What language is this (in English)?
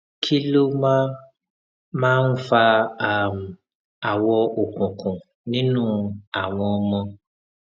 Yoruba